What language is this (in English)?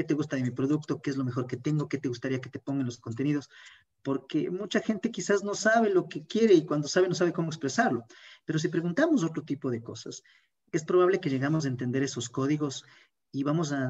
Spanish